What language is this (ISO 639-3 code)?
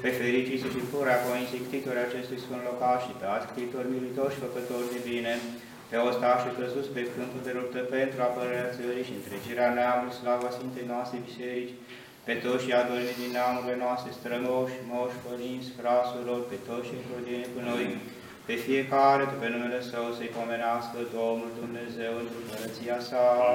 ron